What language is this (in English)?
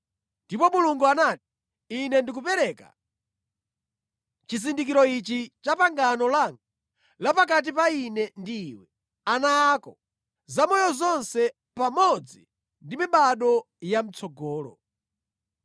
Nyanja